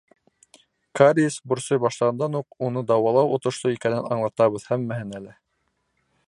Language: Bashkir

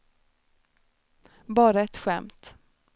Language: Swedish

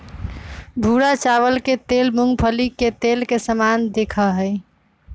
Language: Magahi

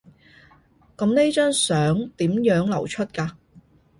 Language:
Cantonese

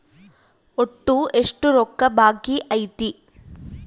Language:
Kannada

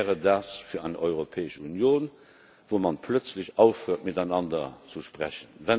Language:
German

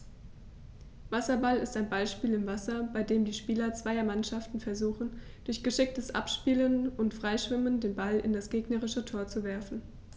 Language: German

